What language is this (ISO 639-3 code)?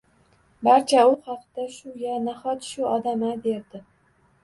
uzb